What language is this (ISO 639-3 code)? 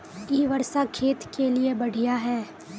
mag